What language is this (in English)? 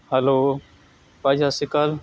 Punjabi